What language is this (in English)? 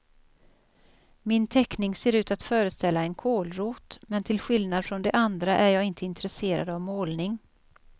Swedish